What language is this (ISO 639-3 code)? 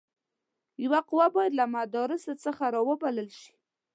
pus